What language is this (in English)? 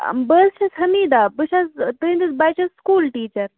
Kashmiri